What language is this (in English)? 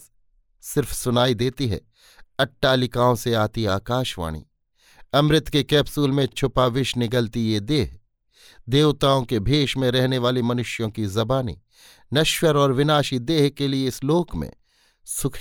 Hindi